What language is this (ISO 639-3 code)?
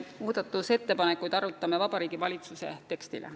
est